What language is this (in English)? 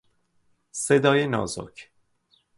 Persian